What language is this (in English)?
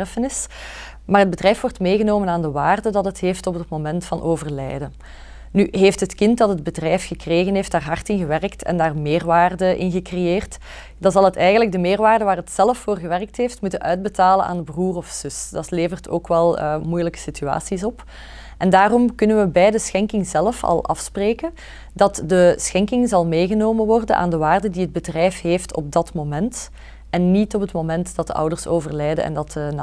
Dutch